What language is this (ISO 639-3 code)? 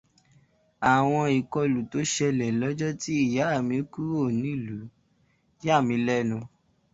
yor